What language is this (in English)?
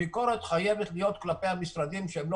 Hebrew